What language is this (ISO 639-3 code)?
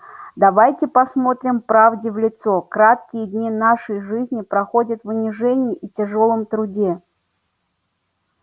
rus